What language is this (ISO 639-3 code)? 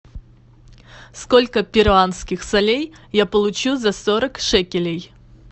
rus